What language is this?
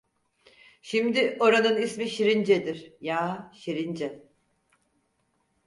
Turkish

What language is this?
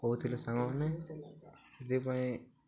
Odia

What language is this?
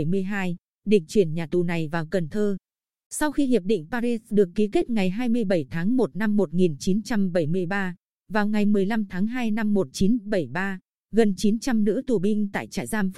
Vietnamese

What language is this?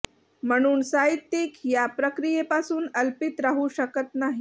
Marathi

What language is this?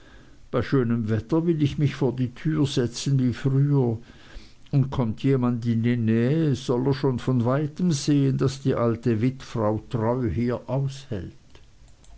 German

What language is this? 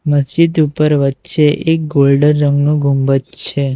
Gujarati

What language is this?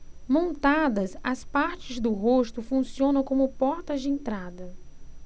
Portuguese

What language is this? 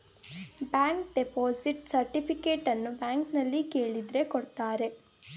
Kannada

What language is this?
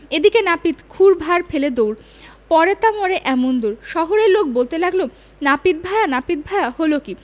Bangla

